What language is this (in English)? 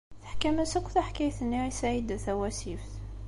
Kabyle